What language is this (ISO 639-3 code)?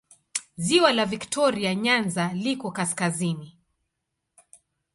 swa